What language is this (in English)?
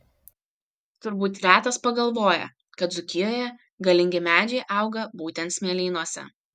Lithuanian